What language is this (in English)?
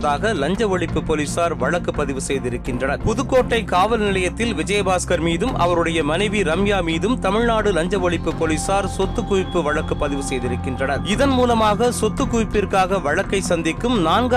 Tamil